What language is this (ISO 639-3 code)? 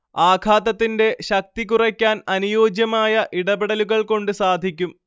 mal